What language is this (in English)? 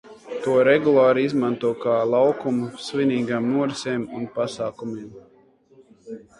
Latvian